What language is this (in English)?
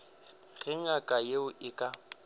Northern Sotho